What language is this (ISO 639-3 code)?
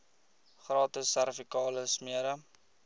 afr